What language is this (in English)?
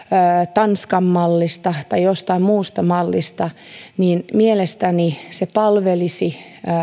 Finnish